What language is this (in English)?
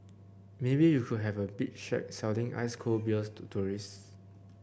English